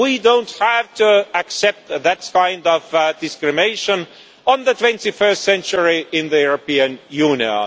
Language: English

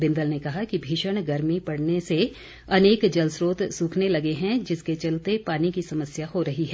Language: Hindi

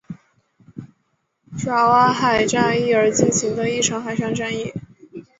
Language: Chinese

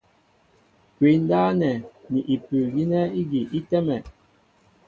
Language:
Mbo (Cameroon)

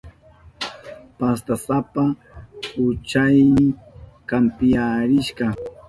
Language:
Southern Pastaza Quechua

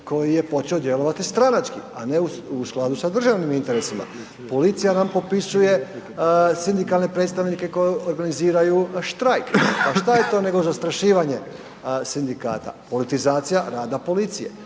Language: Croatian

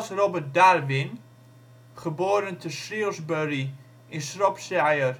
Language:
Dutch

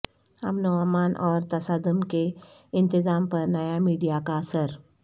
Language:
Urdu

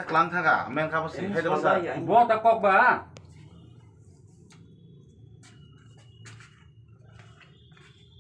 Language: Indonesian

